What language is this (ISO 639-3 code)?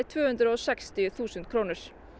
isl